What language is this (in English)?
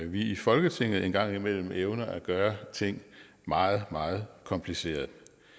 Danish